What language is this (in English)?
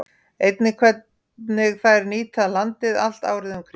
Icelandic